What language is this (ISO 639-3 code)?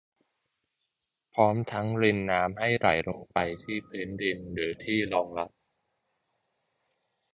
tha